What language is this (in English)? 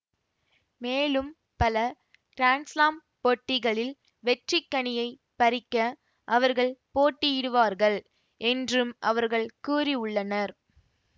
Tamil